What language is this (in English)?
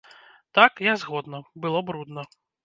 Belarusian